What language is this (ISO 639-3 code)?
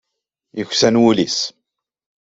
kab